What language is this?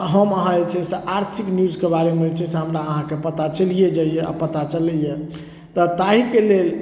Maithili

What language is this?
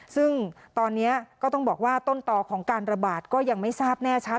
Thai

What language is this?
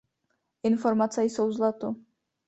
Czech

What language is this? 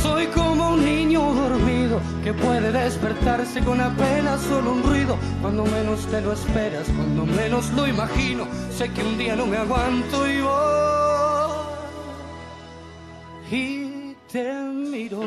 Spanish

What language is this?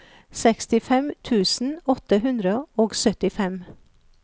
Norwegian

